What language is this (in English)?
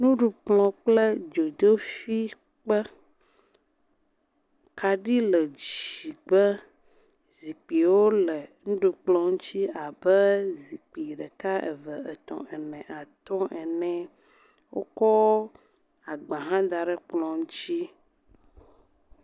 Ewe